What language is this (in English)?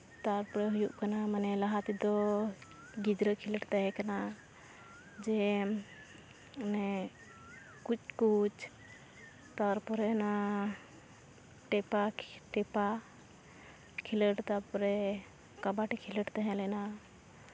Santali